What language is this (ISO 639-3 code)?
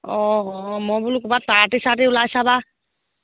asm